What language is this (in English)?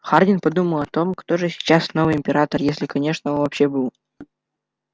Russian